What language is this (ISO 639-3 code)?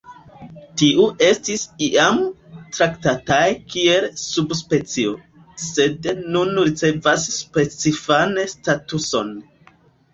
epo